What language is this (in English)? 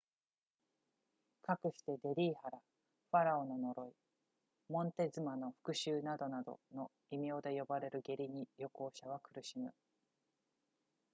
Japanese